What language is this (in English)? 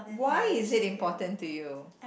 English